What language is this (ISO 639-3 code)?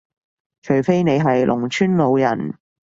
yue